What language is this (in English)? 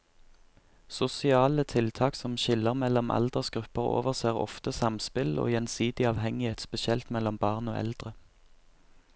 Norwegian